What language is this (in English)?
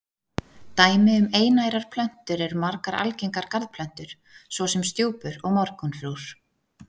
Icelandic